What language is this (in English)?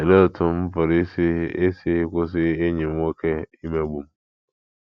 Igbo